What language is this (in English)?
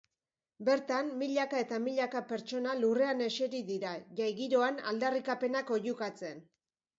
Basque